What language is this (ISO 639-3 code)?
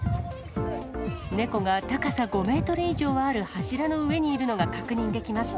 jpn